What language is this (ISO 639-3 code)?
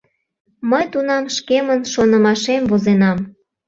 chm